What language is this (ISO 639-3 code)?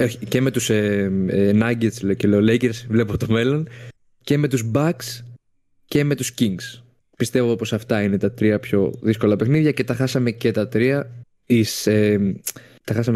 ell